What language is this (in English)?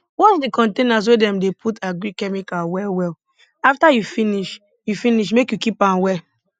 Nigerian Pidgin